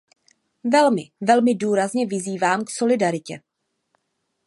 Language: Czech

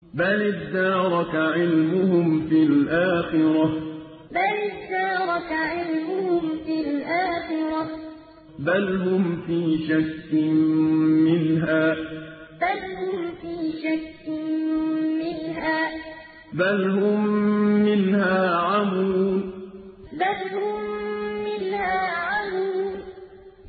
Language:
Arabic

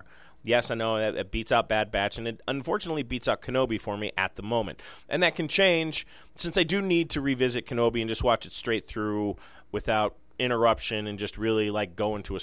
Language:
English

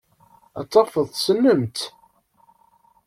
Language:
Kabyle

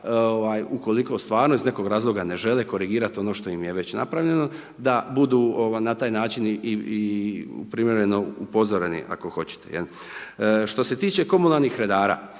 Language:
Croatian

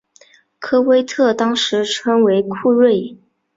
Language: Chinese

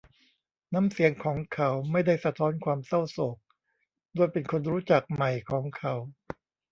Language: Thai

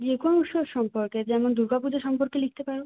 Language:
Bangla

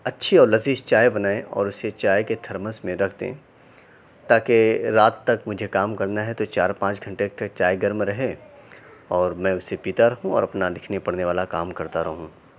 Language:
Urdu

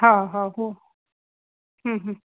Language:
Sindhi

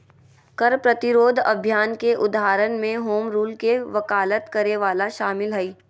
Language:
Magahi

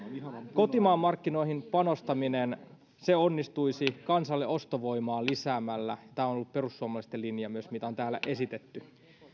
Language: Finnish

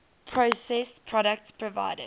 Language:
English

